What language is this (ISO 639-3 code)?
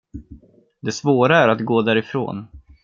swe